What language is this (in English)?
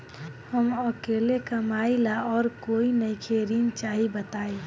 Bhojpuri